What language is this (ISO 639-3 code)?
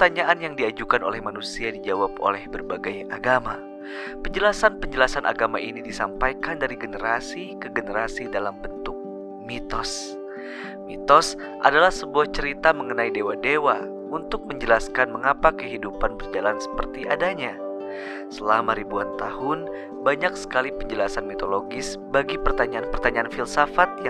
ind